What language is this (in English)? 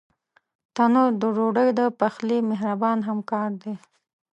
Pashto